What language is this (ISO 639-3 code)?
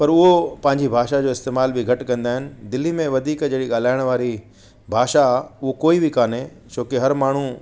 snd